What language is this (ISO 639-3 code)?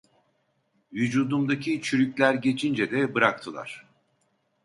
tur